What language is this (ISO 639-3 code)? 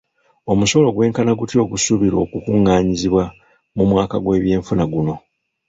lug